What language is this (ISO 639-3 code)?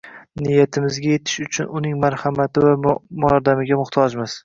uzb